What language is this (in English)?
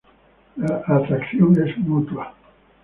Spanish